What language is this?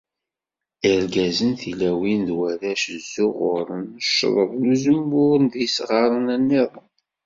Kabyle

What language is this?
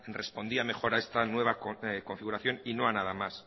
Spanish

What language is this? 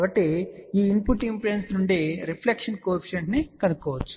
Telugu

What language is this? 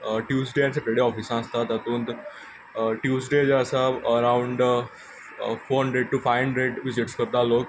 Konkani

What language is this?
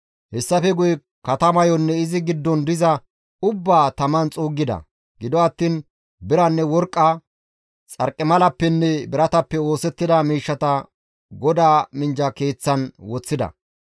Gamo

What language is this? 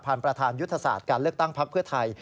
Thai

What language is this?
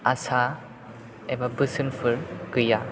Bodo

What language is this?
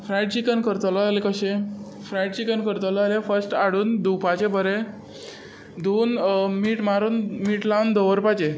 Konkani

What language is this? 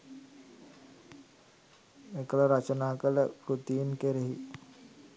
Sinhala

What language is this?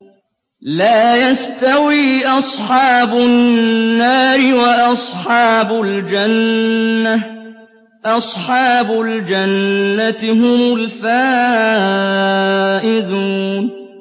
Arabic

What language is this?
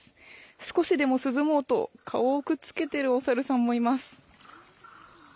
Japanese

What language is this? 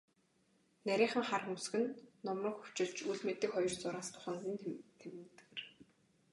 Mongolian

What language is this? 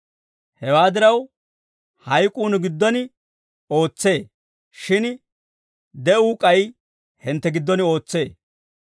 Dawro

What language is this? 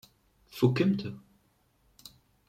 Kabyle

